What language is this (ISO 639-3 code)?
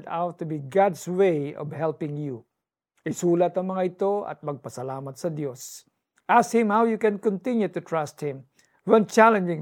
fil